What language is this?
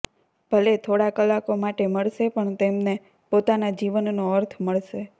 Gujarati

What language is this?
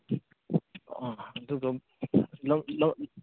Manipuri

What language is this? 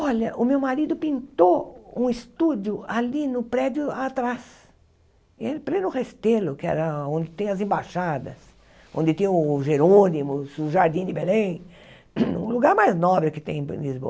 Portuguese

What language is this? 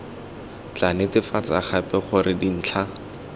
Tswana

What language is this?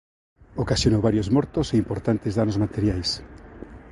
Galician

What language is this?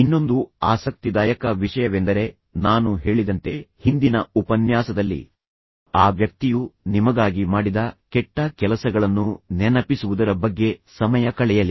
Kannada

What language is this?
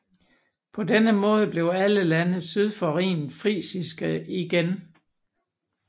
Danish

